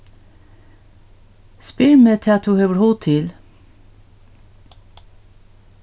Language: Faroese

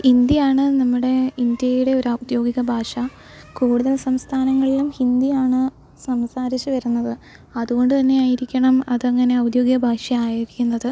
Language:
Malayalam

